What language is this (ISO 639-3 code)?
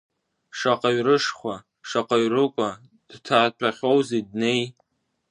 abk